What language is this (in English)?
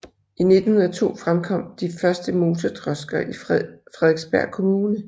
Danish